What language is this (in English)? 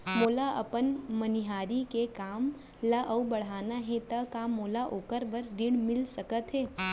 Chhattisgarhi